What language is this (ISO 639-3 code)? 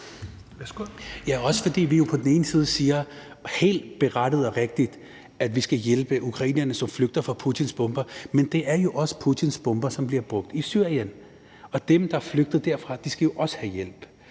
dan